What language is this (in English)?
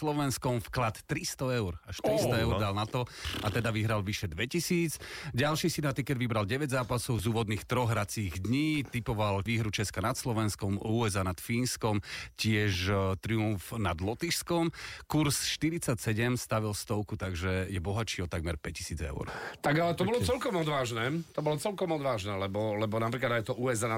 Slovak